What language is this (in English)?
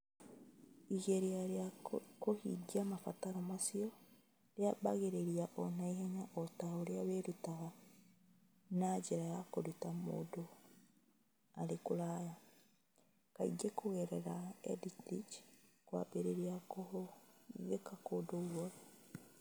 Kikuyu